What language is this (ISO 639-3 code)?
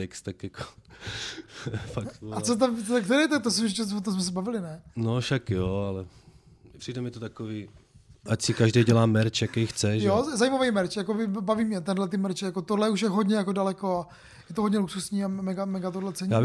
ces